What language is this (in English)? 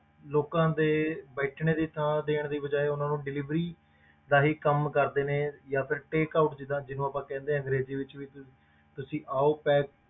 Punjabi